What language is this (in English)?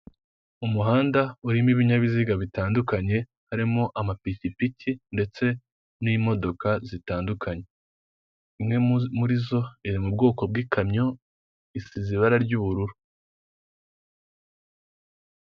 Kinyarwanda